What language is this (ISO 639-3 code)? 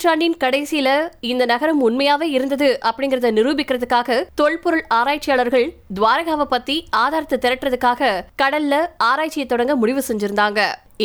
tam